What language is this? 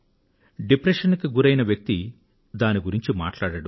Telugu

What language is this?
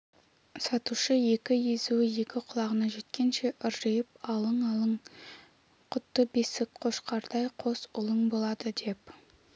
Kazakh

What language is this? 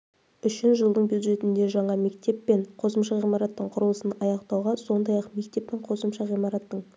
Kazakh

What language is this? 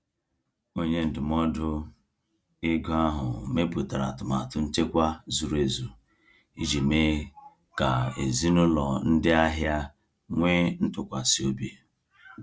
Igbo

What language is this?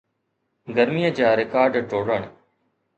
Sindhi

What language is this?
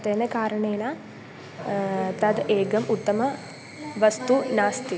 Sanskrit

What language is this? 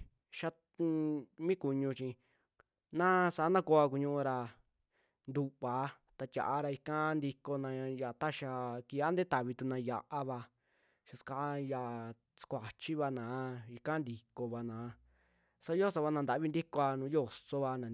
Western Juxtlahuaca Mixtec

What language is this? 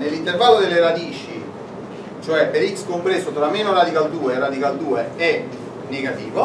Italian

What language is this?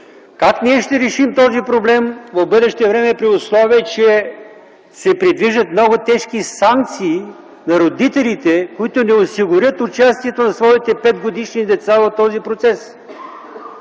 Bulgarian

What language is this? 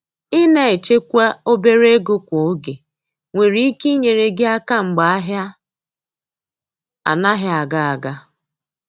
Igbo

